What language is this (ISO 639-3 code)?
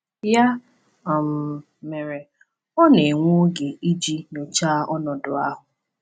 ibo